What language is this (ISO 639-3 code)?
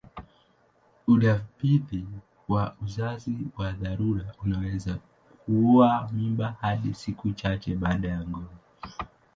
swa